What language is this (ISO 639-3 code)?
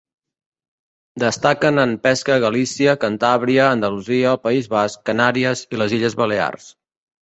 cat